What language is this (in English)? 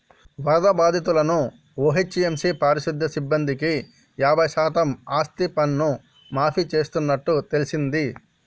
Telugu